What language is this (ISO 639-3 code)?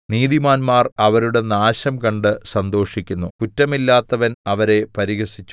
mal